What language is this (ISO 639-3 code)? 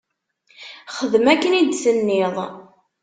kab